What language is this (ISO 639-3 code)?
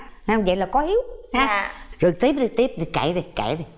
vie